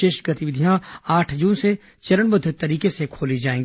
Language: Hindi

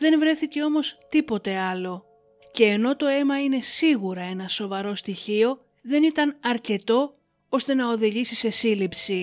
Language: Greek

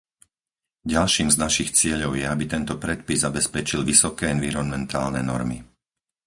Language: Slovak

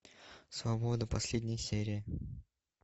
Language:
Russian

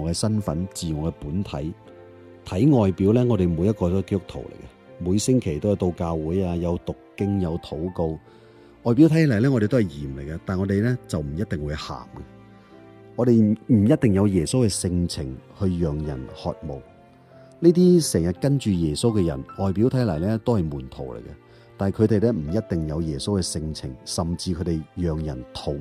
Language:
Chinese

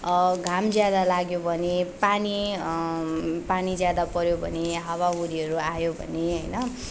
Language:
Nepali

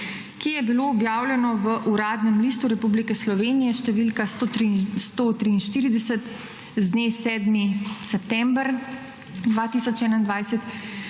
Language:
Slovenian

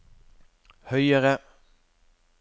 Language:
Norwegian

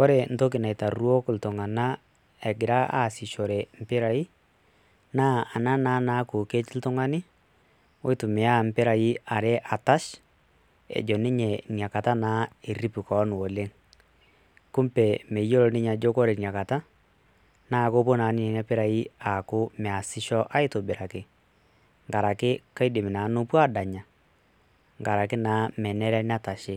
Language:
Masai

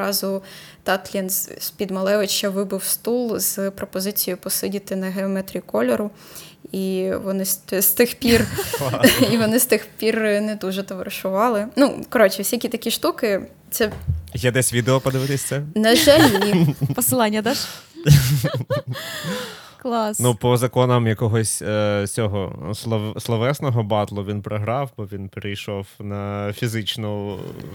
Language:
Ukrainian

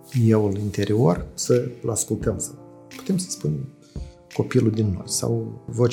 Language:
Romanian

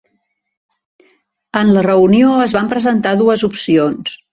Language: Catalan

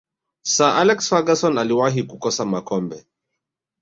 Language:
Swahili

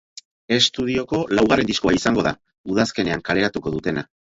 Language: Basque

